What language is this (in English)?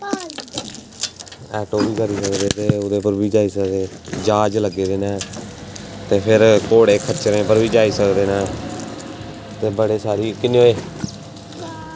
Dogri